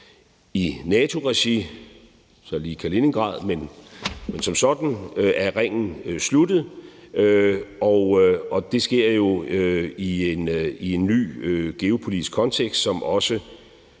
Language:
Danish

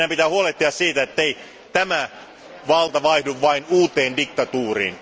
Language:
Finnish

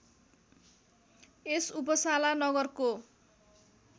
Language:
Nepali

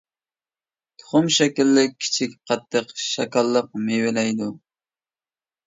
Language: Uyghur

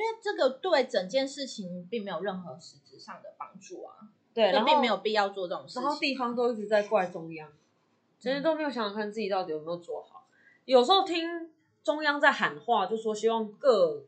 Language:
Chinese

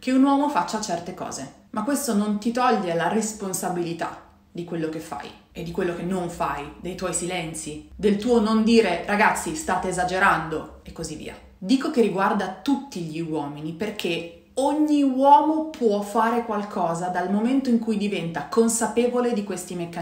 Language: Italian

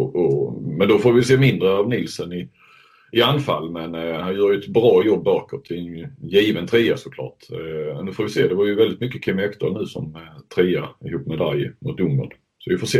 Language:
Swedish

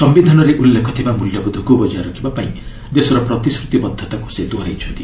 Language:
Odia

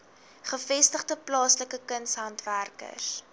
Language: Afrikaans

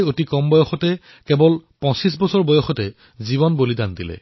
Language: Assamese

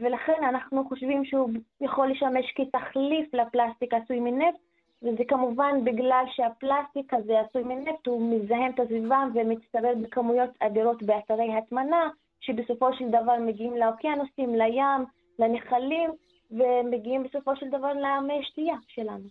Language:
Hebrew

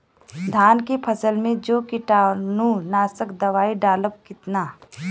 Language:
Bhojpuri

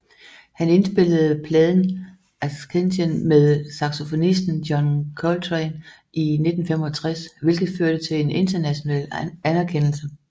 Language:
Danish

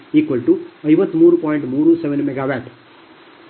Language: Kannada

